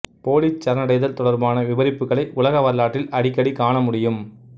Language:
Tamil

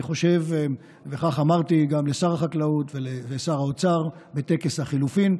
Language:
Hebrew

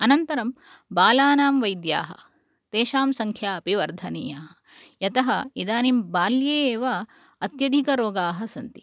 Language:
Sanskrit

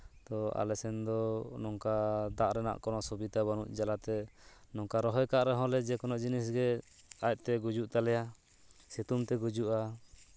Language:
Santali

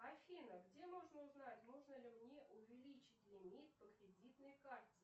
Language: Russian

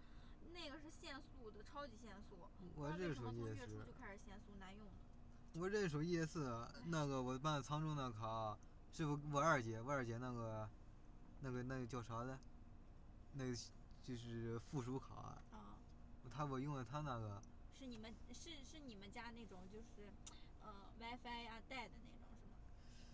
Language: Chinese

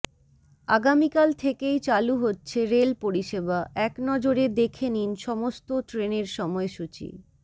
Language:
Bangla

